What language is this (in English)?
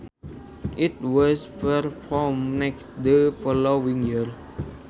Sundanese